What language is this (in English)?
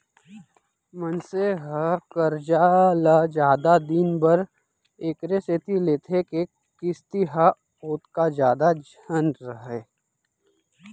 Chhattisgarhi